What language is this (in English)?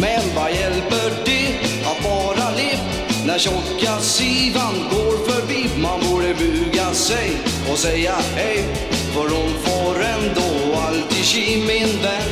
Swedish